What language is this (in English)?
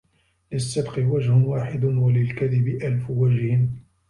Arabic